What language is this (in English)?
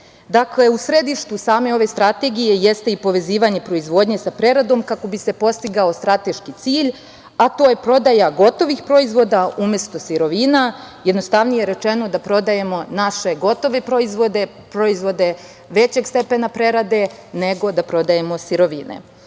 Serbian